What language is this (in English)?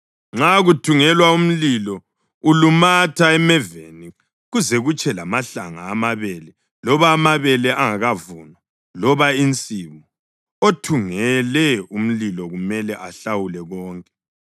North Ndebele